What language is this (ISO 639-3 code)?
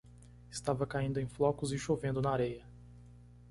por